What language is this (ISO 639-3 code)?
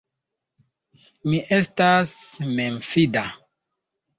epo